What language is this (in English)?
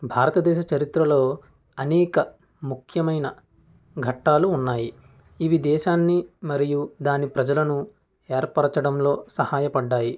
Telugu